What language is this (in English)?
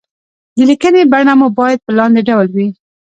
Pashto